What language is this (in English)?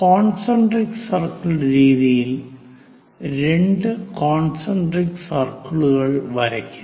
Malayalam